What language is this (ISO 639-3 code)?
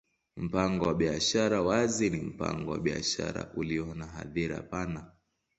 swa